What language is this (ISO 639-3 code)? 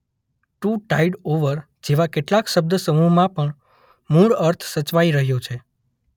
guj